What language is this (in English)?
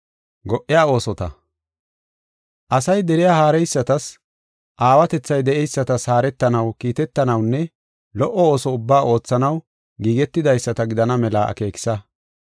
Gofa